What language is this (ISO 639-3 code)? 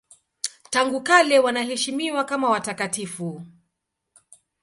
swa